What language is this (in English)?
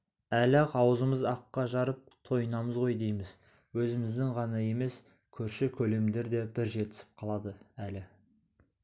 Kazakh